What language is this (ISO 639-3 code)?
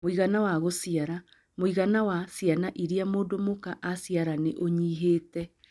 kik